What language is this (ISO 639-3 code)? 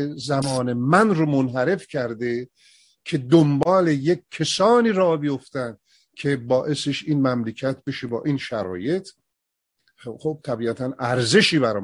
fas